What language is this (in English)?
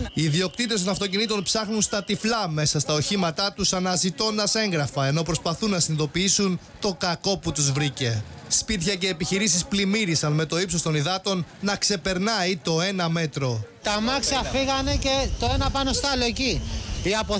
Greek